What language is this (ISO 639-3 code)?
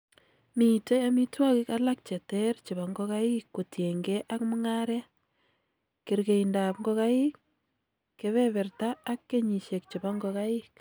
kln